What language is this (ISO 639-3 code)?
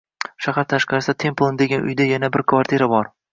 uzb